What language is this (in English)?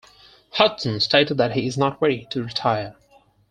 English